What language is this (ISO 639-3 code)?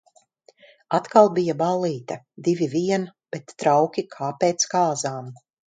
lav